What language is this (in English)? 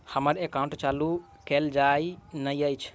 Maithili